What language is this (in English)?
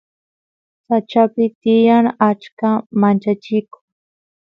Santiago del Estero Quichua